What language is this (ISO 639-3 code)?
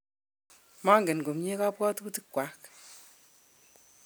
kln